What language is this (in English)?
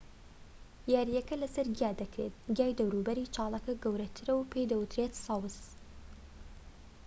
Central Kurdish